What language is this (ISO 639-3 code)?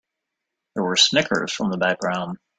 eng